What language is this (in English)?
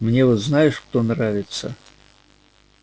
Russian